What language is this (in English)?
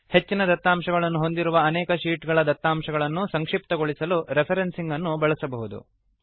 Kannada